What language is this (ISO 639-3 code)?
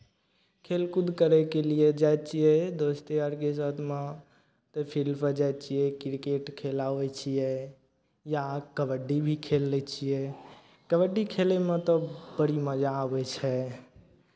mai